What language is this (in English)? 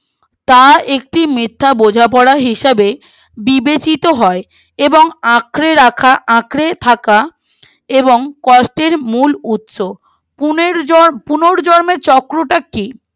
Bangla